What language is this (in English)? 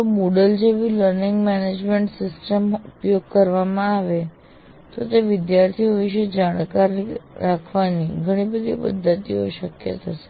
Gujarati